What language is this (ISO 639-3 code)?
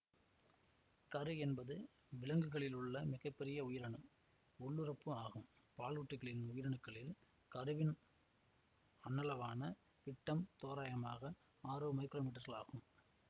tam